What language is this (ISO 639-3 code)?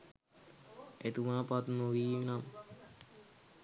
sin